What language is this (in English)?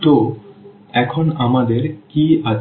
Bangla